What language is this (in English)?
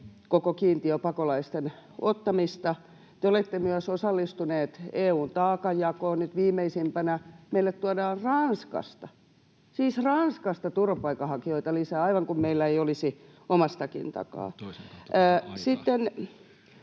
Finnish